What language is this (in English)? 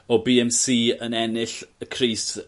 Welsh